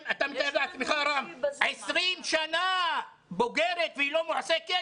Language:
Hebrew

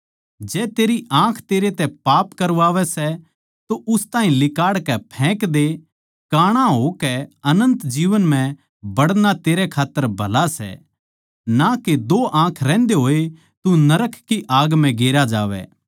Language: Haryanvi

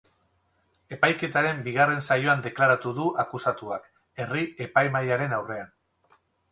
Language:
Basque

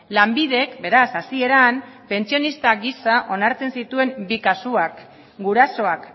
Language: Basque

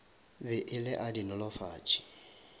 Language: Northern Sotho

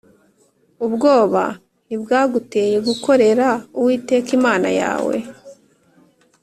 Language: Kinyarwanda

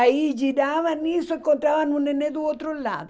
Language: Portuguese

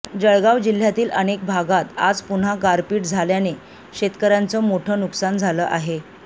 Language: Marathi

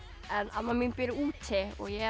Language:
Icelandic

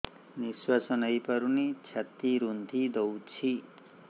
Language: Odia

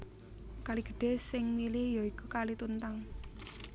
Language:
Javanese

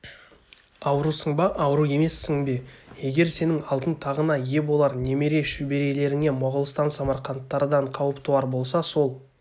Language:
Kazakh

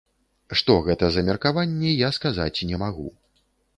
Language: Belarusian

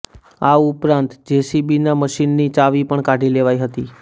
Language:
Gujarati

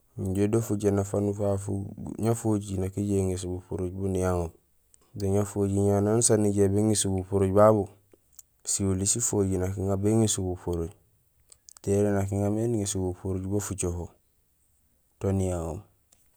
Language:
Gusilay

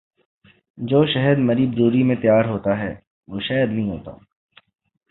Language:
Urdu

